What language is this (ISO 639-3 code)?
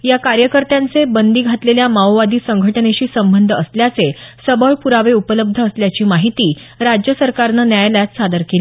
mar